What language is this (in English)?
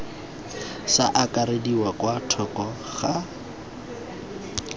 Tswana